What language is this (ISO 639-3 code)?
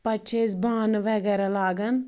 kas